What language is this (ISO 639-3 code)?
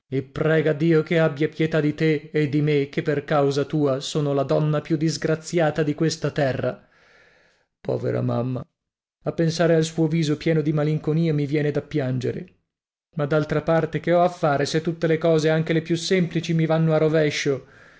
ita